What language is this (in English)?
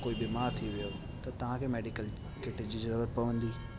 Sindhi